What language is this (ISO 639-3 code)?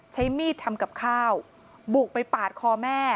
tha